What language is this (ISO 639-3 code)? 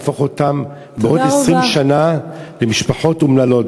heb